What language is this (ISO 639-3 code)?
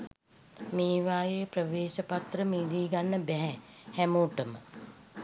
sin